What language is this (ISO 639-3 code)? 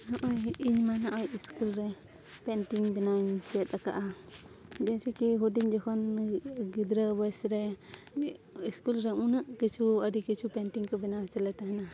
sat